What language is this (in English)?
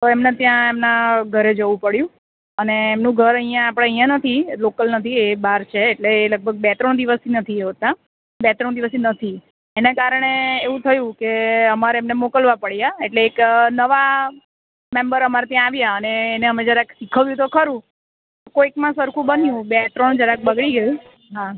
Gujarati